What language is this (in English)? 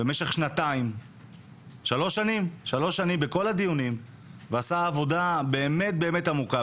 Hebrew